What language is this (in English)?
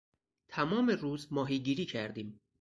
Persian